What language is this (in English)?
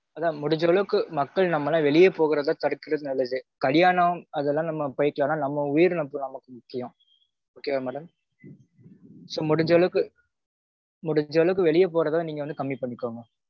Tamil